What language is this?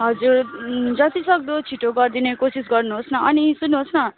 Nepali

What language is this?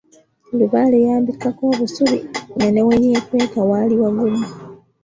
Ganda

